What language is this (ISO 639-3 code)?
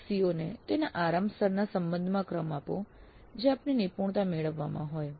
guj